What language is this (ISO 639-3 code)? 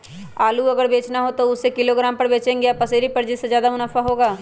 mag